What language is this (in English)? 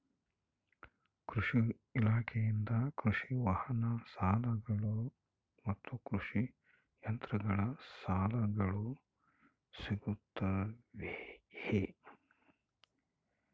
Kannada